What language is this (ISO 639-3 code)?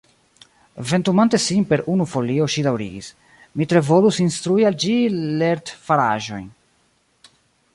epo